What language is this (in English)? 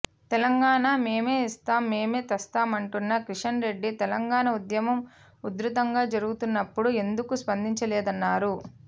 Telugu